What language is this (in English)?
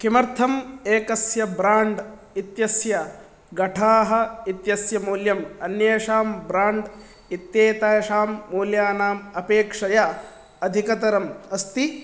Sanskrit